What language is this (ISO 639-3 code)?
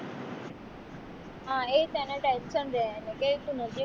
guj